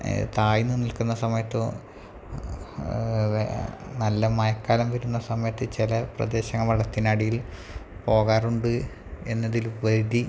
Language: Malayalam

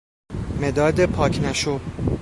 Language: Persian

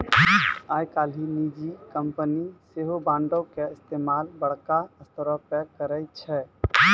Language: Maithili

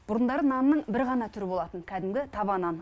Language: Kazakh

